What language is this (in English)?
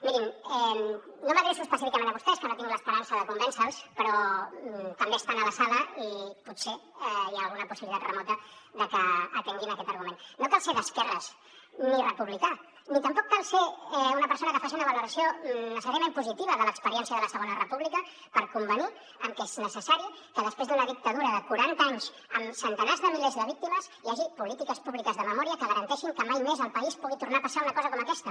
Catalan